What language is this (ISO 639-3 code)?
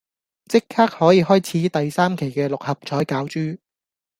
yue